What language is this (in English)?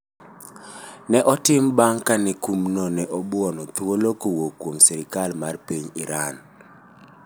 Luo (Kenya and Tanzania)